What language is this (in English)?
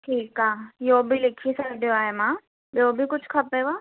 Sindhi